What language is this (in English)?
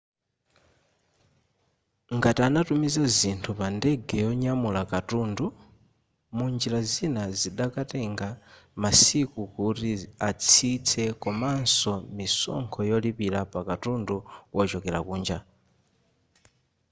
Nyanja